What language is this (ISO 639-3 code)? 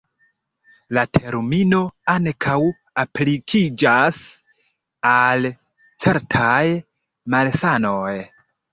epo